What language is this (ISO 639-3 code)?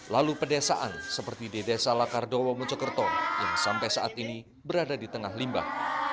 ind